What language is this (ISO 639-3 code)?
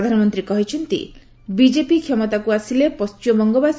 ori